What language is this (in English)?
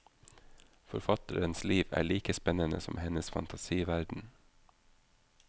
Norwegian